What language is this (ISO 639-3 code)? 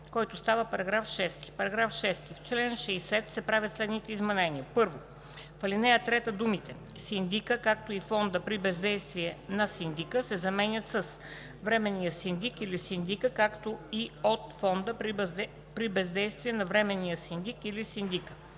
bul